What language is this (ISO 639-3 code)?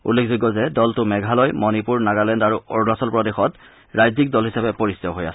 asm